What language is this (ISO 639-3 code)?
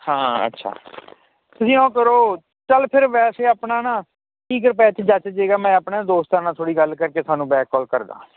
pan